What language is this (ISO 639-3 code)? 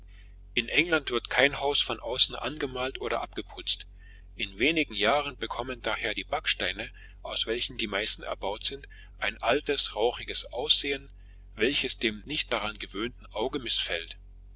deu